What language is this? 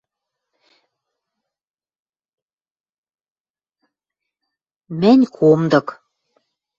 Western Mari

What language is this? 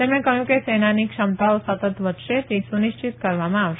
Gujarati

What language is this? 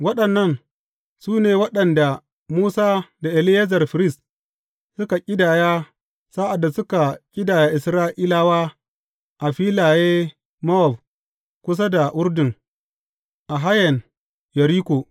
Hausa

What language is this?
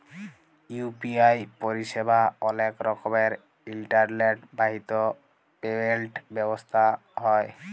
Bangla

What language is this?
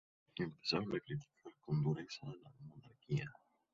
Spanish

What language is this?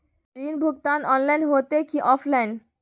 Magahi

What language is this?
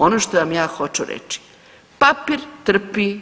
Croatian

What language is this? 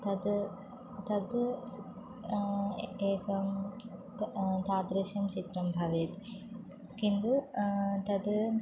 Sanskrit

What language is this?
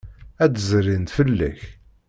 Kabyle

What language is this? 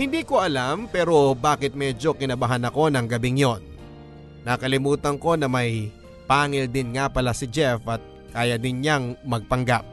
Filipino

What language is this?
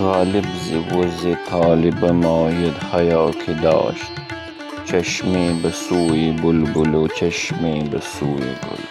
Persian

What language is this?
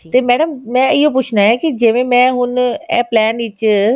Punjabi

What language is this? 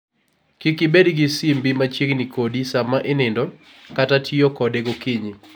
Luo (Kenya and Tanzania)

